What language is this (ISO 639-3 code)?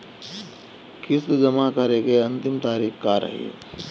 bho